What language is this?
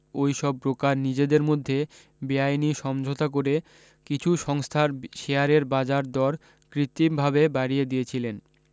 Bangla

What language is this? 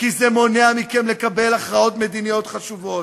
Hebrew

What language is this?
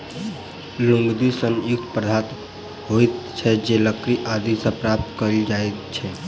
Maithili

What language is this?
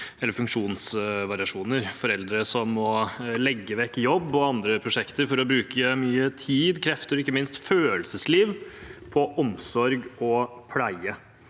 Norwegian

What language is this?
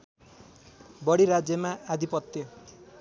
Nepali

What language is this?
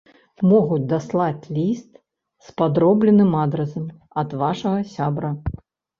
Belarusian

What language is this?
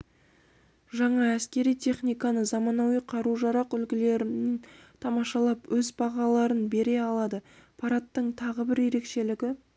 Kazakh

